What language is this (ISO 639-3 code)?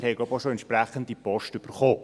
gsw